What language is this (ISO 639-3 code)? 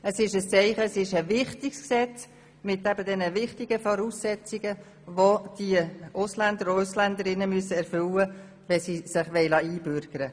gsw